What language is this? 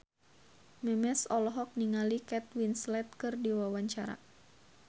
Sundanese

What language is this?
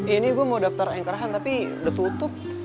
Indonesian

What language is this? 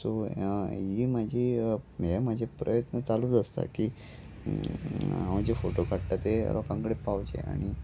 Konkani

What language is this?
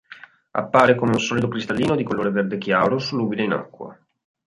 Italian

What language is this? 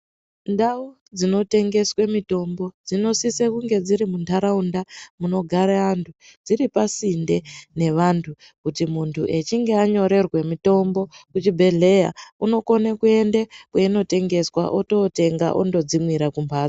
Ndau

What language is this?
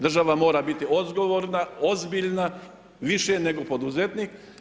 Croatian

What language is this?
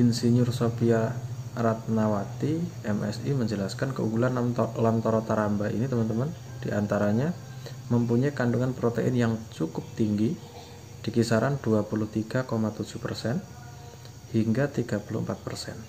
Indonesian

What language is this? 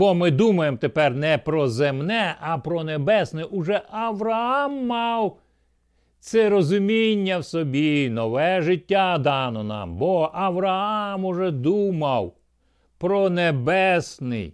Ukrainian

